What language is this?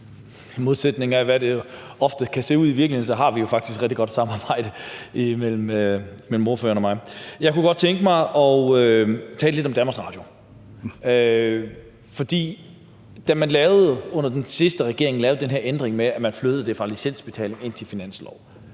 Danish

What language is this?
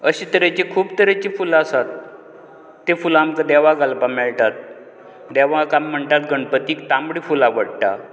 Konkani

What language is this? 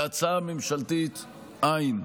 Hebrew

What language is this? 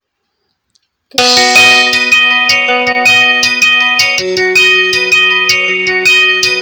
Kalenjin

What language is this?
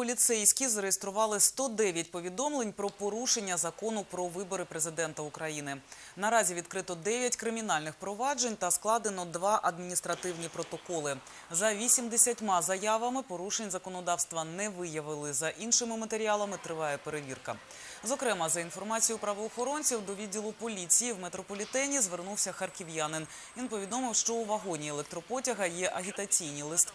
Ukrainian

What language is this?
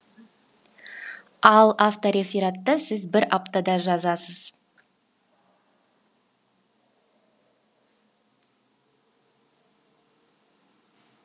Kazakh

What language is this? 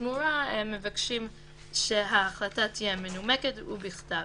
Hebrew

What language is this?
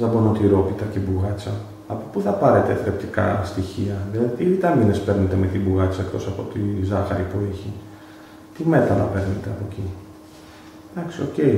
Greek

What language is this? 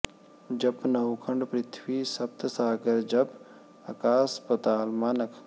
Punjabi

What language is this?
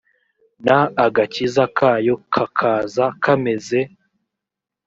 Kinyarwanda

